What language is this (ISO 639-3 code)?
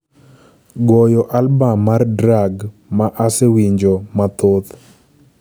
luo